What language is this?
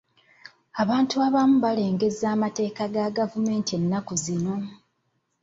Ganda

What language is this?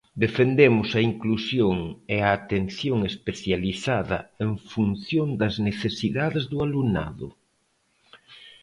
Galician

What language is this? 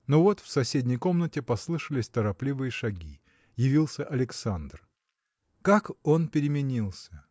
Russian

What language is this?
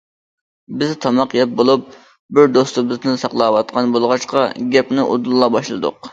Uyghur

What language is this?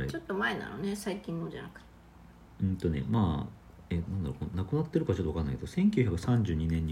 Japanese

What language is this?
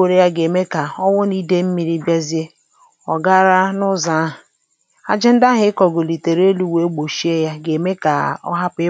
Igbo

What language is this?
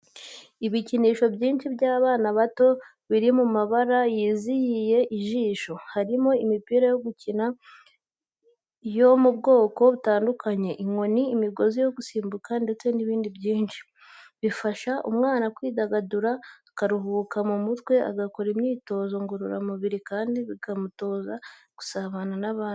Kinyarwanda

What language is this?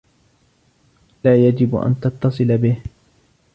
Arabic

